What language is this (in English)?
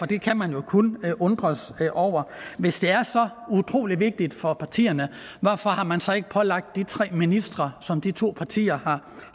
Danish